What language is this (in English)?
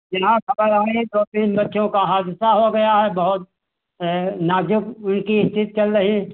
Hindi